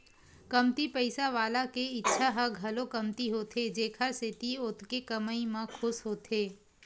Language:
Chhattisgarhi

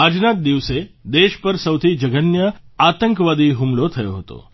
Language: Gujarati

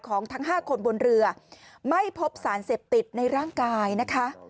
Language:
Thai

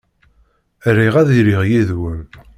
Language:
Kabyle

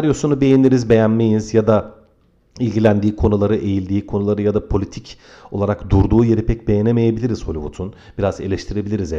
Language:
Turkish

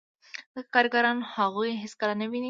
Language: Pashto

